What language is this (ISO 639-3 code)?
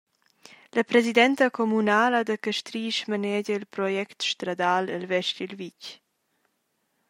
roh